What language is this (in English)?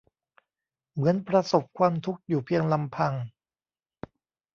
Thai